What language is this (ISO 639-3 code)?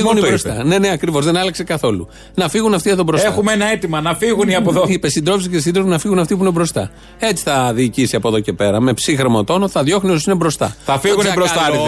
ell